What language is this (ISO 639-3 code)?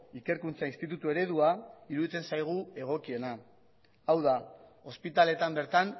eus